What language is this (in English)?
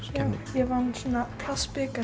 Icelandic